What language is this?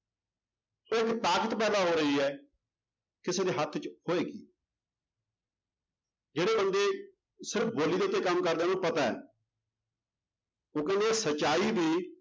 Punjabi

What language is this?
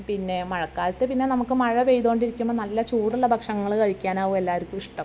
Malayalam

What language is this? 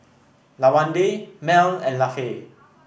English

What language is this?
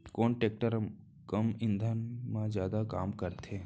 Chhattisgarhi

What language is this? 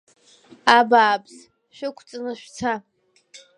Abkhazian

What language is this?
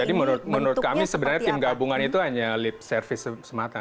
Indonesian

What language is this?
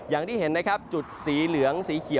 Thai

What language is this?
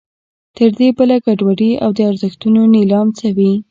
Pashto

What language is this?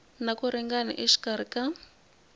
Tsonga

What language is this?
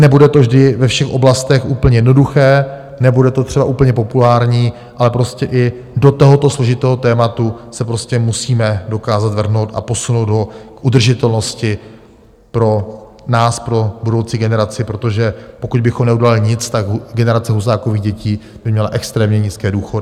Czech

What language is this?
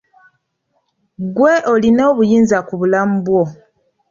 Ganda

